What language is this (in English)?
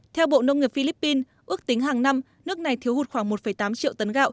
Vietnamese